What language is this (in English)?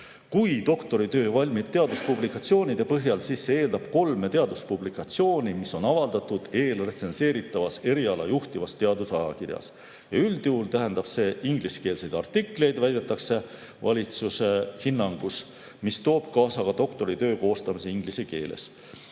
Estonian